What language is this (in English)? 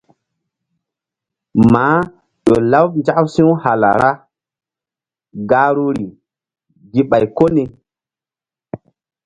Mbum